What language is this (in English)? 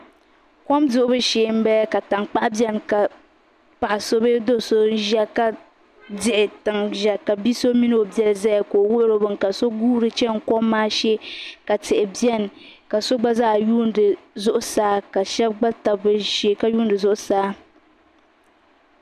Dagbani